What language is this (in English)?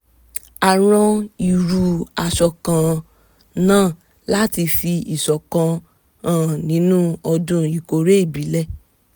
Yoruba